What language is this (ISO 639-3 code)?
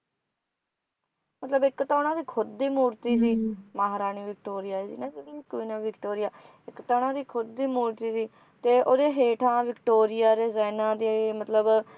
pan